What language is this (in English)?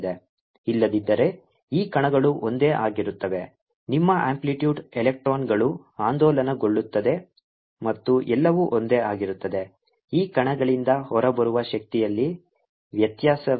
Kannada